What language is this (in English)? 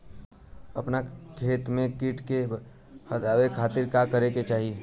Bhojpuri